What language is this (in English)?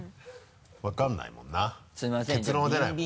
Japanese